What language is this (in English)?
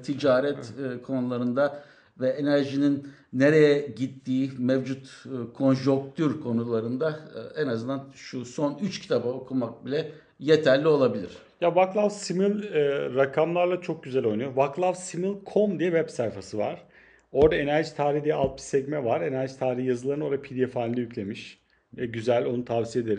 Turkish